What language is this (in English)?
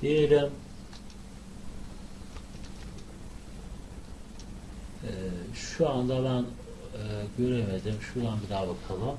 Turkish